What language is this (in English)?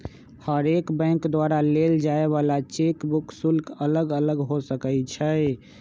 Magahi